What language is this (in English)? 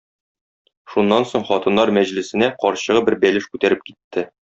Tatar